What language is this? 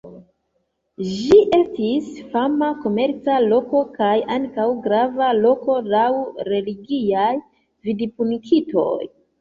Esperanto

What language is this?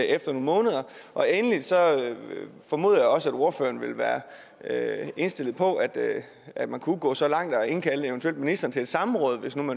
Danish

